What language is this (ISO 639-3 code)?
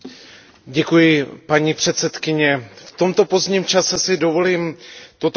ces